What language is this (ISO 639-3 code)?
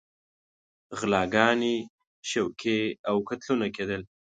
pus